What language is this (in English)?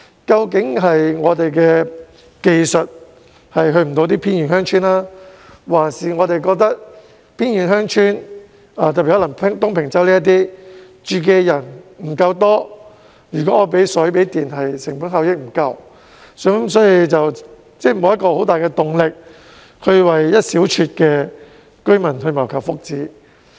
Cantonese